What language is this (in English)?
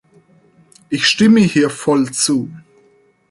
German